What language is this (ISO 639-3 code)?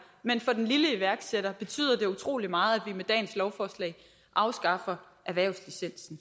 dan